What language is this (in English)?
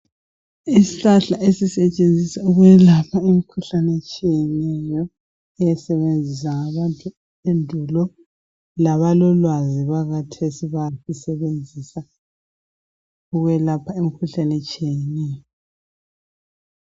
North Ndebele